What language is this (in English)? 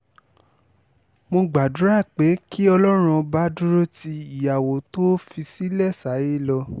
Yoruba